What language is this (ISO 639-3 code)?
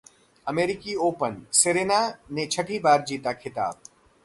hin